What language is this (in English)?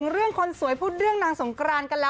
Thai